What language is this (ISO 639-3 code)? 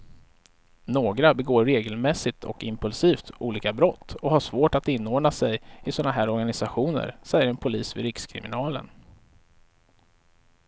swe